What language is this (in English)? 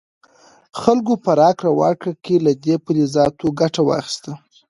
Pashto